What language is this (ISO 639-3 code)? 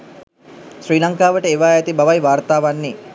sin